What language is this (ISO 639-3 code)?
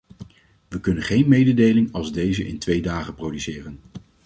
nld